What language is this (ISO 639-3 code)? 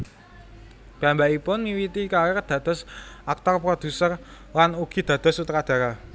jav